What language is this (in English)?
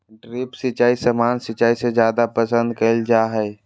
Magahi